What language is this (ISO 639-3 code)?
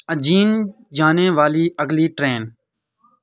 urd